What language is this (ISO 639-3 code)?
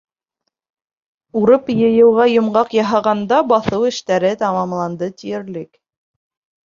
bak